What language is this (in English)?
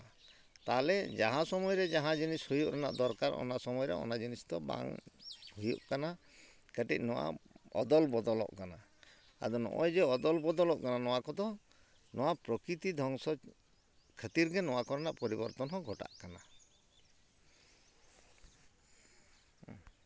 Santali